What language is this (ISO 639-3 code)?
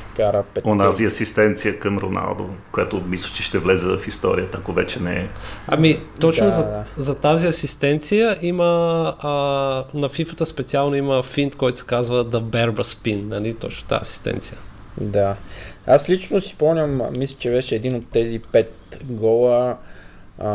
bul